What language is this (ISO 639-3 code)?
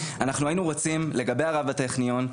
heb